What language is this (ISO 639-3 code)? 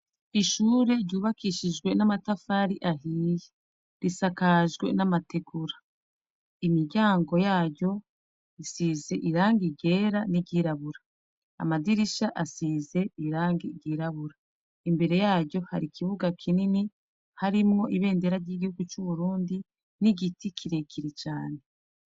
run